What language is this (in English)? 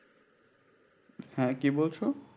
Bangla